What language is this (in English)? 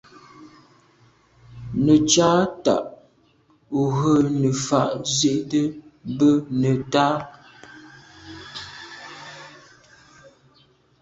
Medumba